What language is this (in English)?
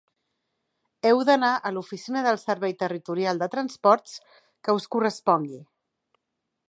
Catalan